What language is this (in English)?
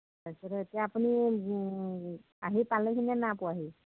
Assamese